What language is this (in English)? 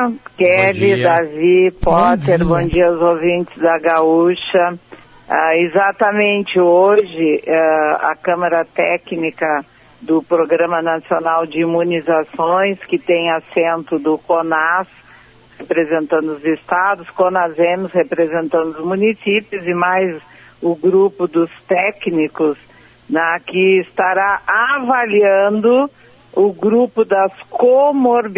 Portuguese